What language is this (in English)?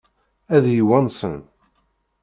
Kabyle